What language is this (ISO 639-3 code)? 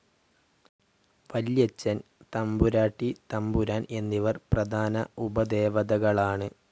mal